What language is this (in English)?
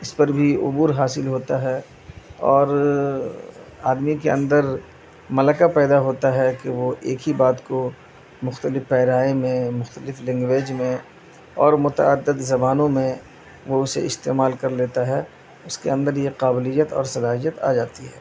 Urdu